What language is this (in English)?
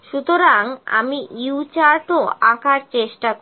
Bangla